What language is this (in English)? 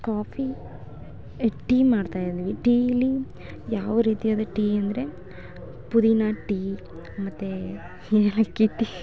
Kannada